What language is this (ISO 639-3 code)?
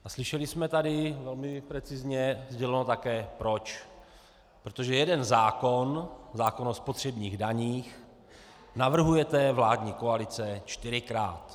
ces